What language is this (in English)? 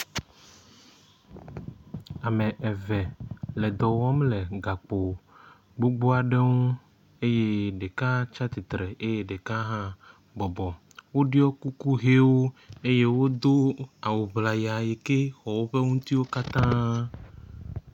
Ewe